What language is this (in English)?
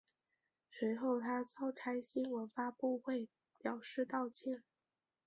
Chinese